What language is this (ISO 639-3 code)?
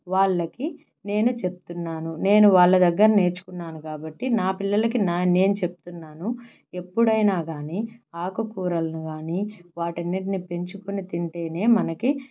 tel